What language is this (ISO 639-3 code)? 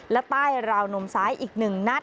tha